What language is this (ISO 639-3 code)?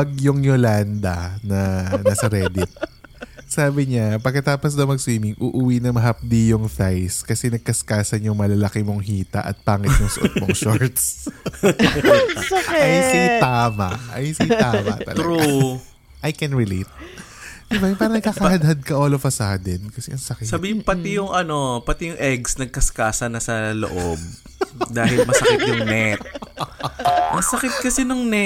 fil